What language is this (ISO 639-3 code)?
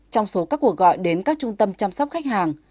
vie